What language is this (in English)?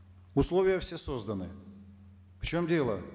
Kazakh